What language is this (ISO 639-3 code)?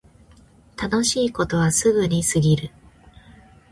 jpn